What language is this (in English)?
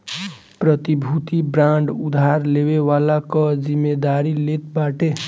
Bhojpuri